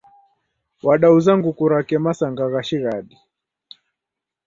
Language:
Taita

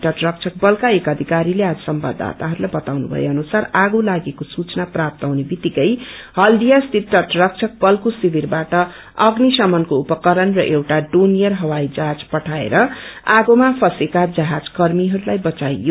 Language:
Nepali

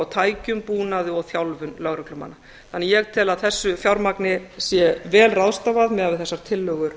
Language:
Icelandic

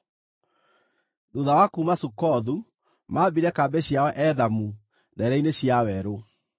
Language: Kikuyu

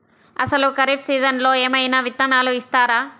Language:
Telugu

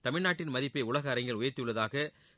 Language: Tamil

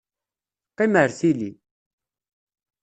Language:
Kabyle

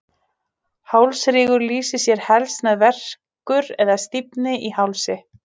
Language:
Icelandic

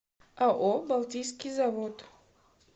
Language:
Russian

